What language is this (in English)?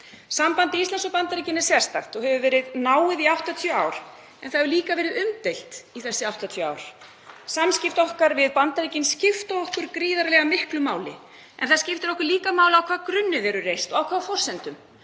Icelandic